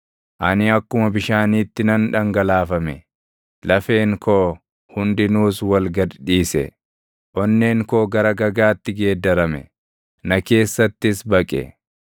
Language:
Oromo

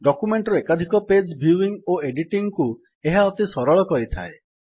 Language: Odia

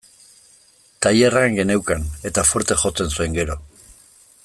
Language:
Basque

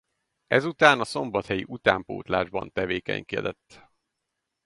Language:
Hungarian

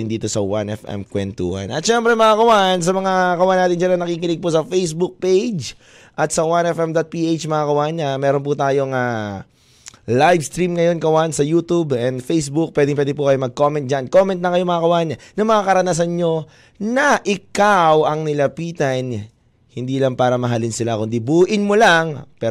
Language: Filipino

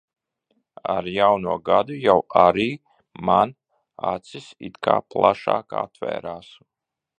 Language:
Latvian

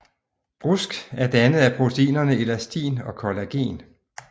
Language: Danish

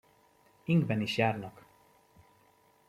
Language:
Hungarian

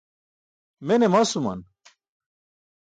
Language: Burushaski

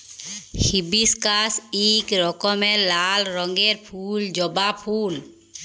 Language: Bangla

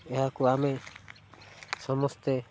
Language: Odia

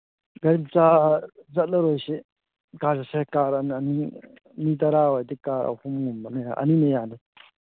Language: Manipuri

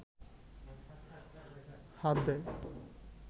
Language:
Bangla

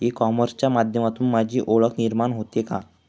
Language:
Marathi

